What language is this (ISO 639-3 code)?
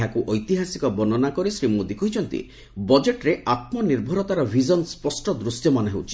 ori